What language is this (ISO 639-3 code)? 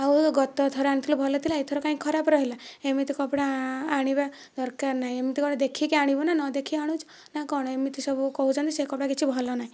ori